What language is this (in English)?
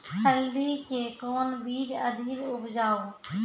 Maithili